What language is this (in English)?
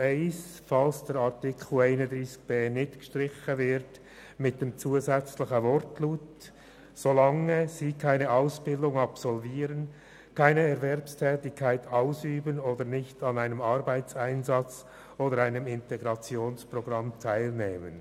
Swiss German